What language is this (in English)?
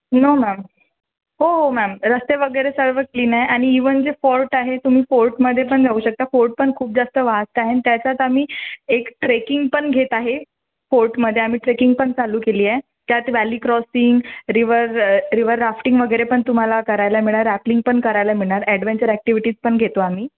Marathi